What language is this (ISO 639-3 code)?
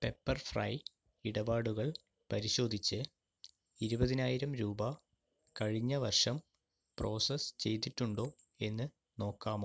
mal